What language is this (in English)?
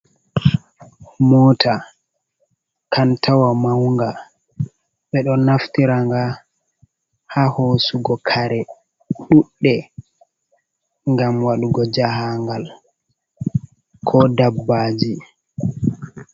Fula